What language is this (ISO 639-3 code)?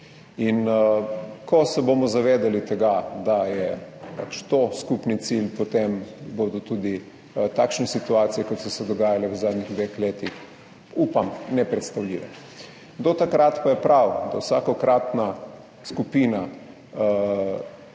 slv